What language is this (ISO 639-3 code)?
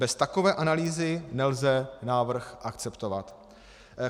ces